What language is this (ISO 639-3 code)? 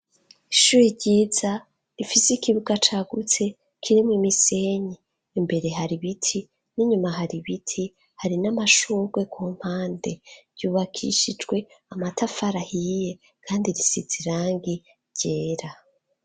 run